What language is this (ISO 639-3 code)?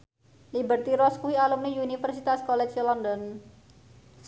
jav